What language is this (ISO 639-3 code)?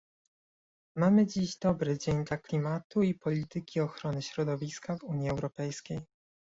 pol